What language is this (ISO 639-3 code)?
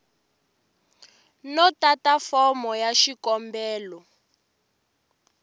tso